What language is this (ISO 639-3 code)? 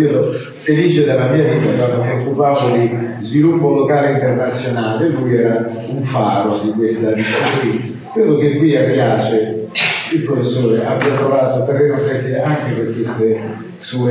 ita